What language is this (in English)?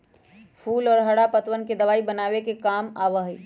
Magahi